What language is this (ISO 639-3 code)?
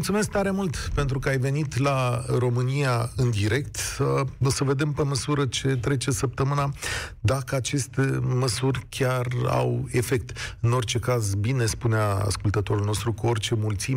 ron